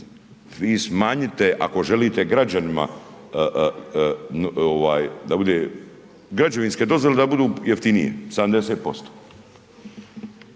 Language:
Croatian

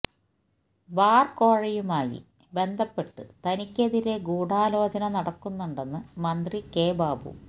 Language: Malayalam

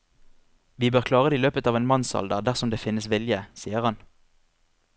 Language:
Norwegian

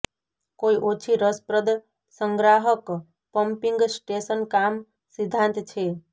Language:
Gujarati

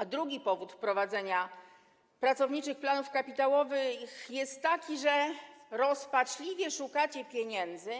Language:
Polish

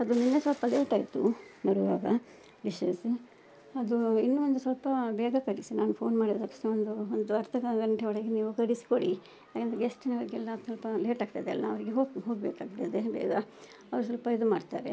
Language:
Kannada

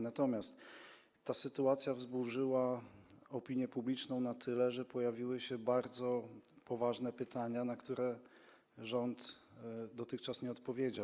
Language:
Polish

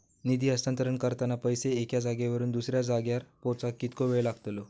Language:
Marathi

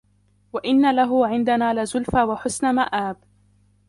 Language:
Arabic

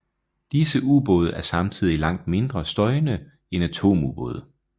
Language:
Danish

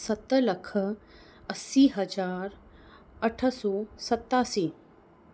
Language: Sindhi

